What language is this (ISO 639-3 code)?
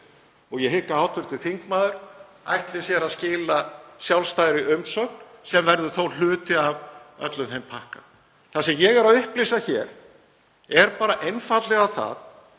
isl